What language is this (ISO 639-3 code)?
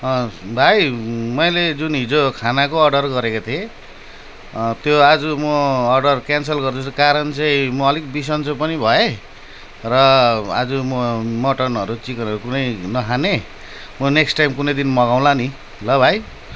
nep